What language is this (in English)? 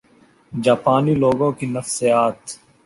Urdu